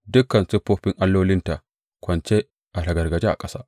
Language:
Hausa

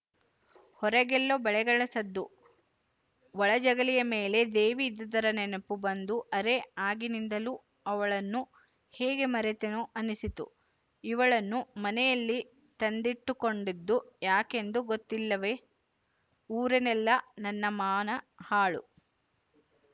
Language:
Kannada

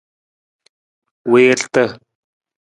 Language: Nawdm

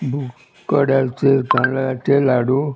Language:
Konkani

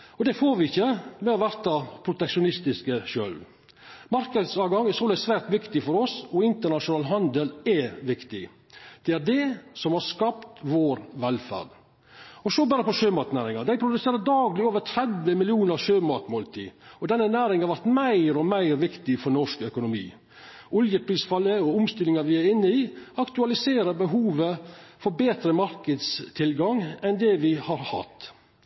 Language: Norwegian Nynorsk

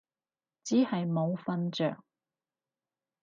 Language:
Cantonese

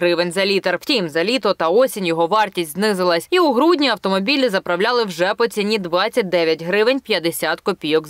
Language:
Ukrainian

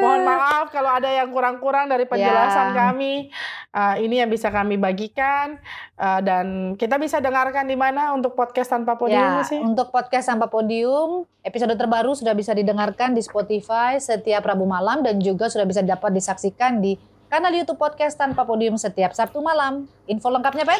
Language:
Indonesian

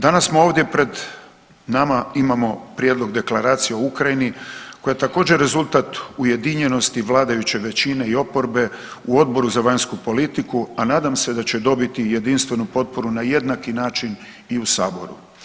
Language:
Croatian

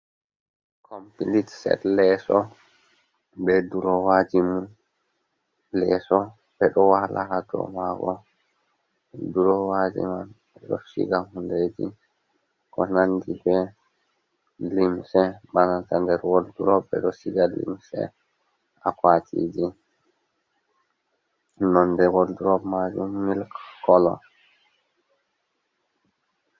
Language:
Fula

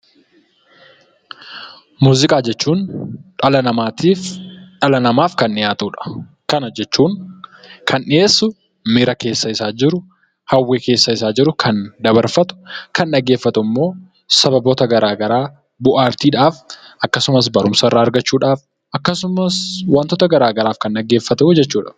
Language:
Oromo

